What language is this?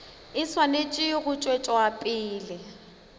Northern Sotho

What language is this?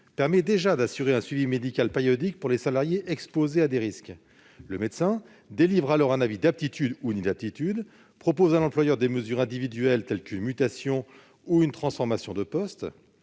French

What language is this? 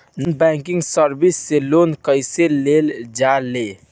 Bhojpuri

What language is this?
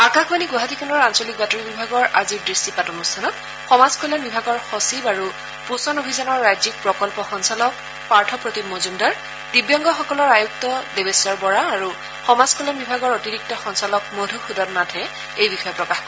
Assamese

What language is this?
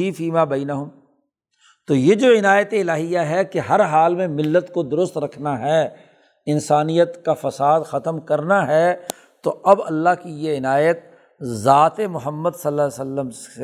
Urdu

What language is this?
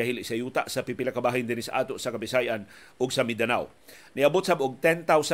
Filipino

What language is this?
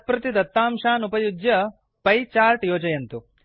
Sanskrit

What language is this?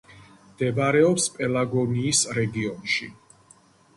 Georgian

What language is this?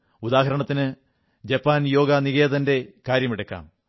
Malayalam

